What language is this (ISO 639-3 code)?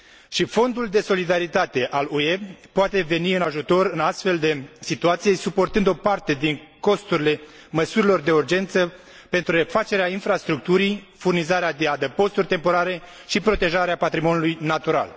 ron